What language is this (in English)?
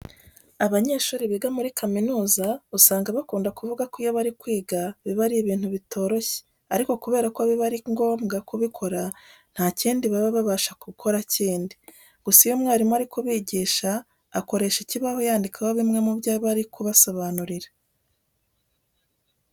Kinyarwanda